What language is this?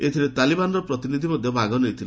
Odia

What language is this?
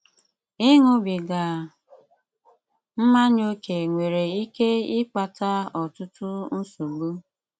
Igbo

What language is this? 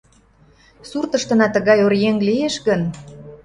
Mari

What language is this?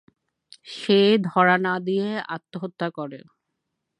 Bangla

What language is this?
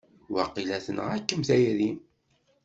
Kabyle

